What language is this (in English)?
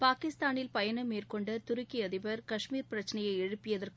Tamil